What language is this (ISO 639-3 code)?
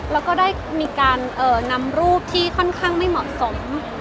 tha